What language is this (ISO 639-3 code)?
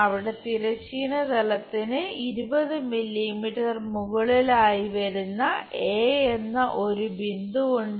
mal